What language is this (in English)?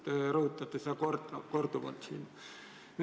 Estonian